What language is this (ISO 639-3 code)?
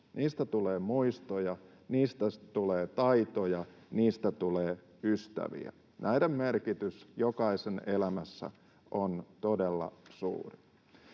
fin